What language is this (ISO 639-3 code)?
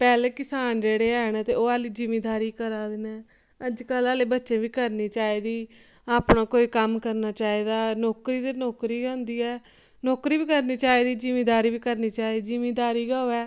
doi